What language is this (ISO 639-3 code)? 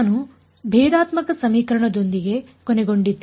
kan